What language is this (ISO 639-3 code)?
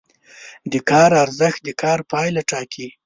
pus